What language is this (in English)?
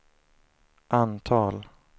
Swedish